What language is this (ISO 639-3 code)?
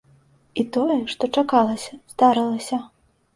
bel